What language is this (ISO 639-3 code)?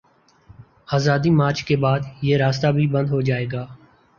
urd